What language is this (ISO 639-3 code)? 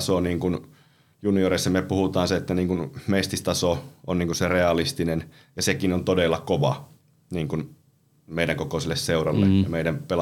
fin